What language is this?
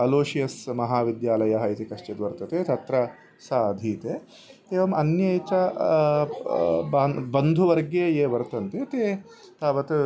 Sanskrit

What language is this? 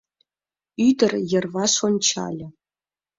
Mari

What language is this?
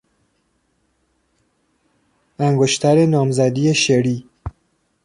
Persian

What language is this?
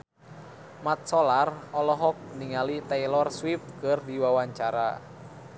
Sundanese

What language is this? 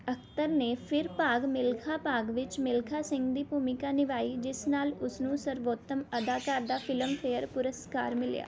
Punjabi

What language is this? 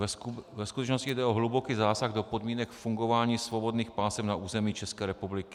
Czech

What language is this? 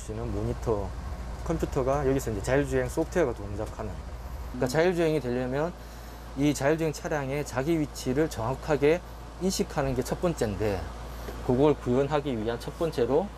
Korean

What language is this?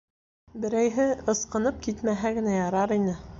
Bashkir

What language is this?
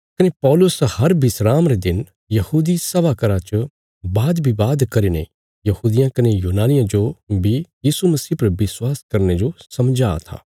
Bilaspuri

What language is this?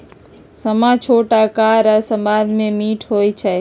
Magahi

